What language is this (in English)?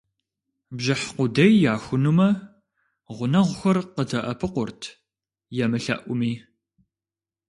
Kabardian